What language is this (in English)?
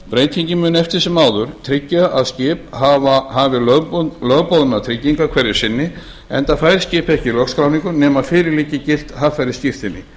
Icelandic